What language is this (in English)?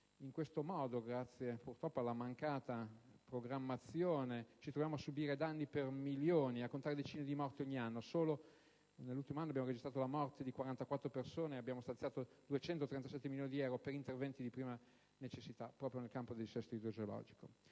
Italian